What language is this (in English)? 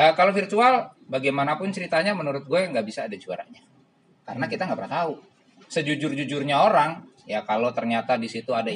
Indonesian